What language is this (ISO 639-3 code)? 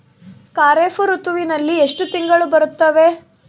kan